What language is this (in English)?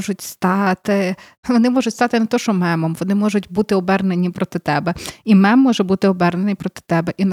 Ukrainian